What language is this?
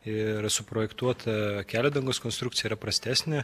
Lithuanian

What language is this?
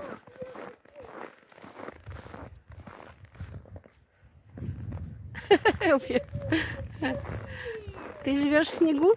Russian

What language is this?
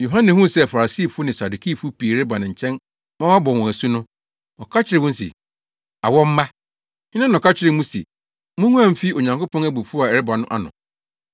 Akan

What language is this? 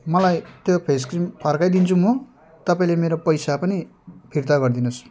Nepali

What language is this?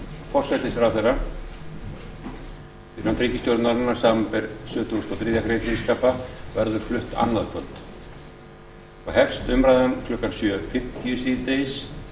Icelandic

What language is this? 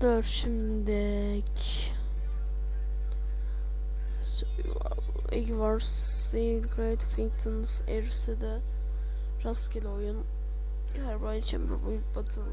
Turkish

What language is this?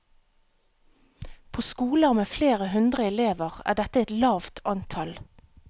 Norwegian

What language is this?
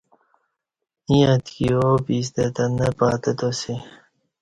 Kati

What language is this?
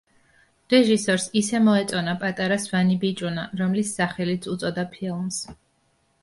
Georgian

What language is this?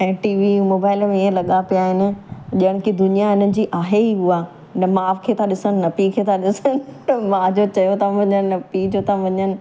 Sindhi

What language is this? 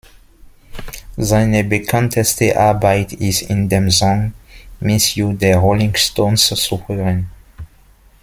German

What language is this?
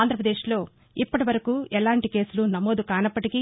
Telugu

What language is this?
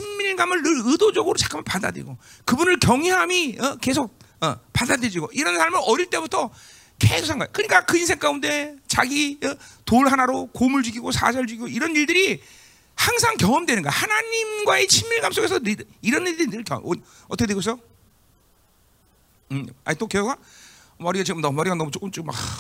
Korean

